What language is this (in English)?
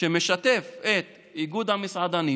Hebrew